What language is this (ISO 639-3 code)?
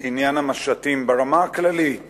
heb